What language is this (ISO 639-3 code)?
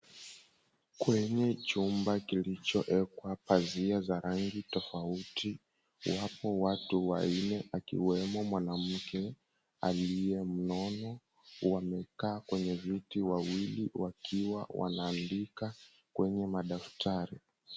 swa